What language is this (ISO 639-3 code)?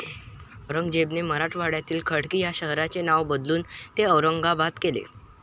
mar